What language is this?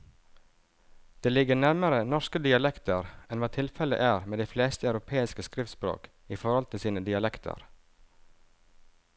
Norwegian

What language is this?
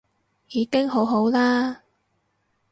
Cantonese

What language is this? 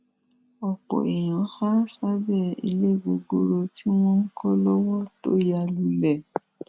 Yoruba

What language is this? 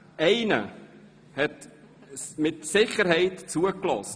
Swiss German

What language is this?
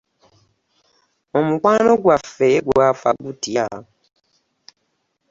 Ganda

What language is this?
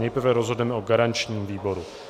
Czech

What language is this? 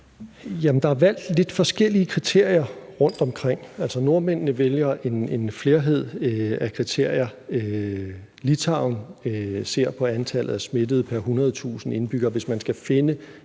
Danish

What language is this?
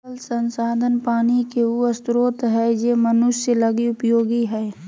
Magahi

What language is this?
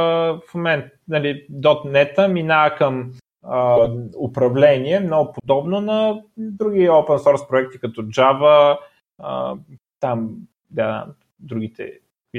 Bulgarian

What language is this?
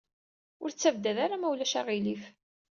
Kabyle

